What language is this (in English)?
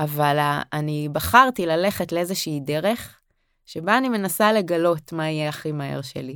Hebrew